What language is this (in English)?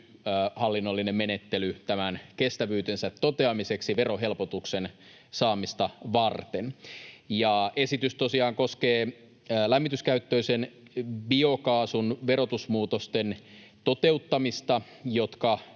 Finnish